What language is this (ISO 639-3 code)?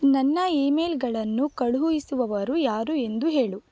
kan